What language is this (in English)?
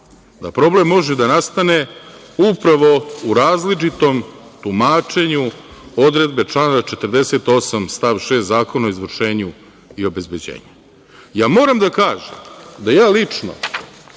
Serbian